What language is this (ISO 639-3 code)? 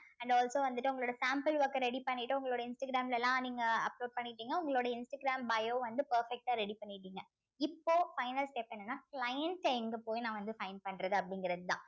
tam